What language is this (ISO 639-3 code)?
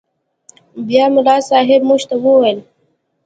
pus